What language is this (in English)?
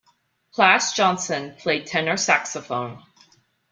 English